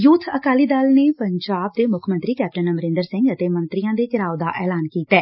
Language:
Punjabi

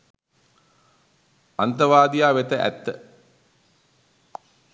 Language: Sinhala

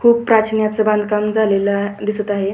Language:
Marathi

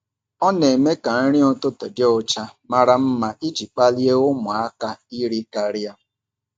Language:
Igbo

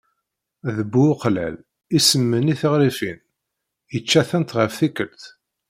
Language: Kabyle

